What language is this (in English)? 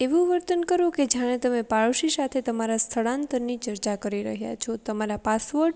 Gujarati